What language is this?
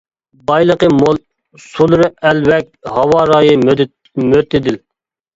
Uyghur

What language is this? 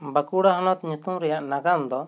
Santali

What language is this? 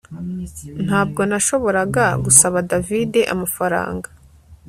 Kinyarwanda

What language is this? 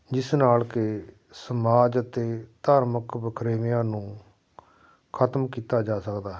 Punjabi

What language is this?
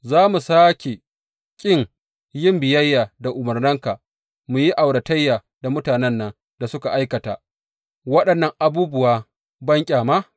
Hausa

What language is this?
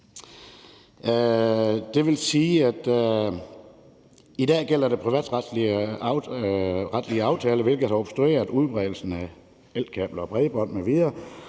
Danish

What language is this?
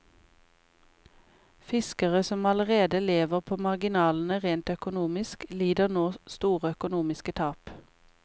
Norwegian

